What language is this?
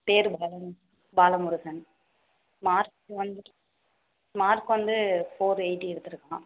Tamil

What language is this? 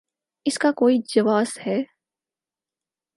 Urdu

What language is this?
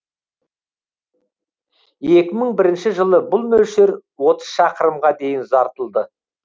Kazakh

